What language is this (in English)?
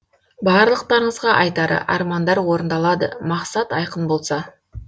Kazakh